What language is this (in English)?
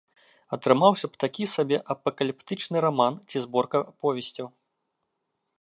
Belarusian